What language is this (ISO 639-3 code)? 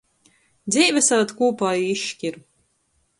ltg